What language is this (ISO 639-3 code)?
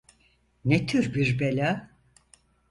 tur